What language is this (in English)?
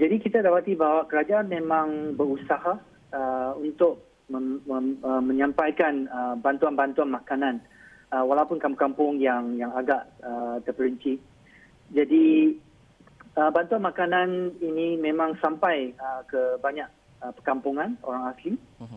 Malay